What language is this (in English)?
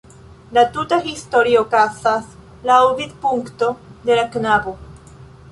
Esperanto